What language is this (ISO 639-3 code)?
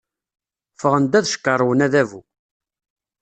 kab